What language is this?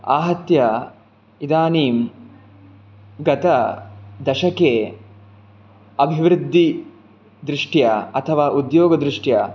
Sanskrit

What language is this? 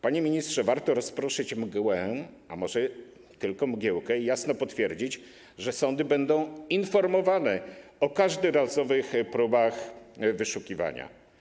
Polish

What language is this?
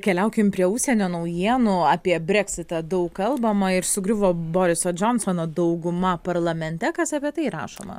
Lithuanian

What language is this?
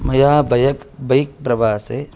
Sanskrit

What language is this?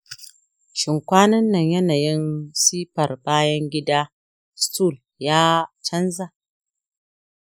Hausa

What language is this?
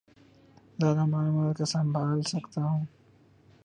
Urdu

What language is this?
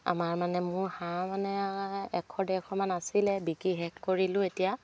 Assamese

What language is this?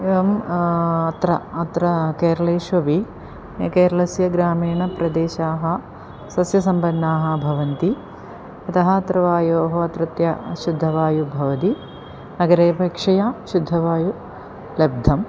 Sanskrit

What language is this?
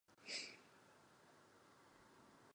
Czech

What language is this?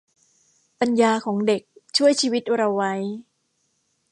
Thai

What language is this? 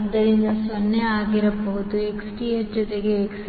Kannada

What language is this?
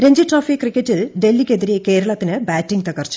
Malayalam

